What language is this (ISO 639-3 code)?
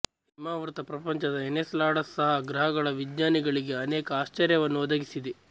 kan